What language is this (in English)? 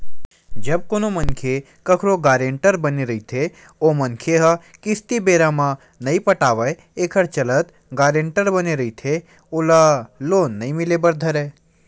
Chhattisgarhi